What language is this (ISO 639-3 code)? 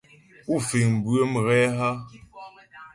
bbj